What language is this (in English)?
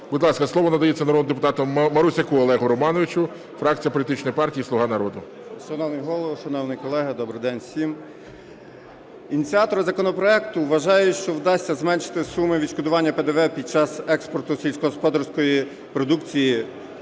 Ukrainian